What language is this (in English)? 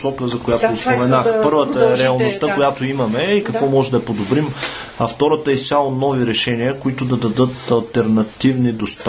Bulgarian